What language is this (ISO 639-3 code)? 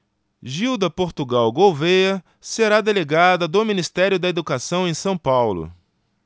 por